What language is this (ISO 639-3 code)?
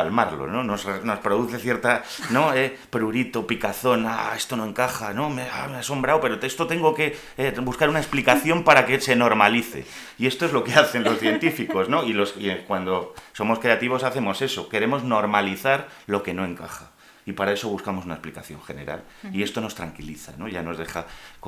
spa